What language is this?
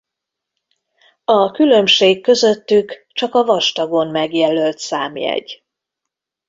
Hungarian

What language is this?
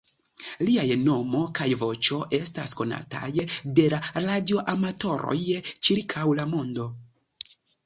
Esperanto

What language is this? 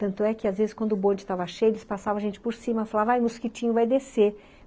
Portuguese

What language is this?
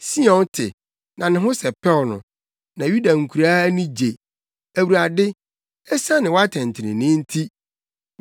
Akan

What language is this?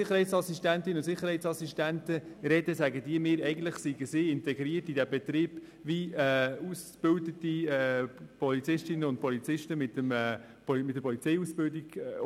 Swiss German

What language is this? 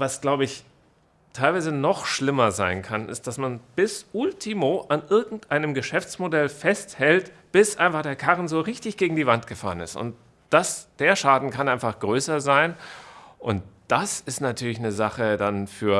German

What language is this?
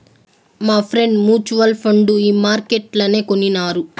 Telugu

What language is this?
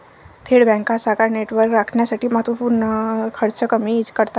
Marathi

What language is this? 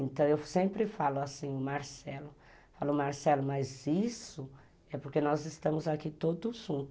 Portuguese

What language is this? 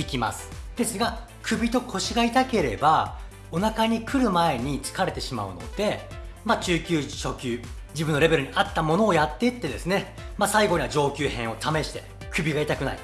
Japanese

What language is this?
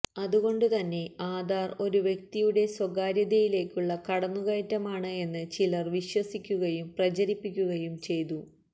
Malayalam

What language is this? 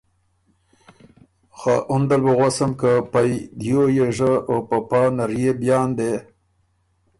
Ormuri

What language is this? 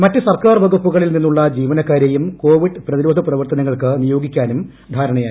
Malayalam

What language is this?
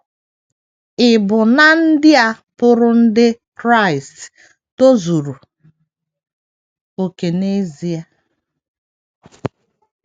Igbo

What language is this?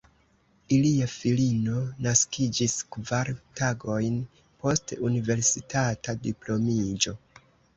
Esperanto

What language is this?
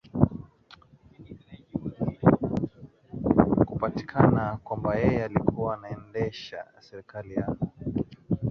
Swahili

